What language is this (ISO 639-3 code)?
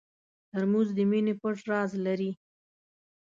pus